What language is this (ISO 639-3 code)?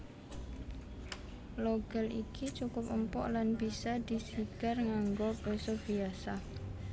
jav